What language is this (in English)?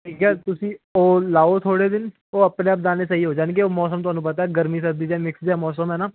Punjabi